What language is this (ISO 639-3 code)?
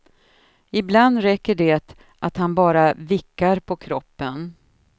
swe